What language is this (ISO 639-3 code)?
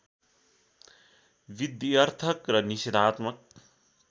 nep